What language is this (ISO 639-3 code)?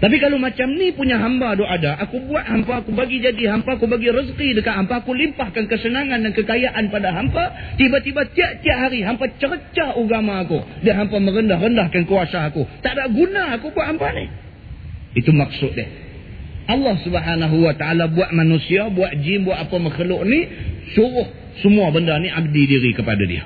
msa